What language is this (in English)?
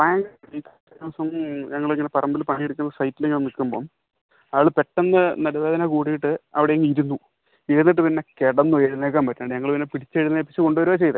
Malayalam